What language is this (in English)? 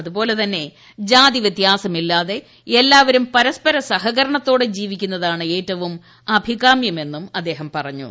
Malayalam